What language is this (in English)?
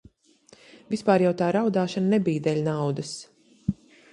Latvian